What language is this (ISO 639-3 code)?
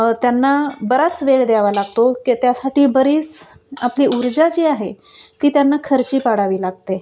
mar